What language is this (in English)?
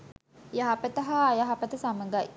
Sinhala